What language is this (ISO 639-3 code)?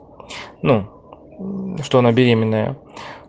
rus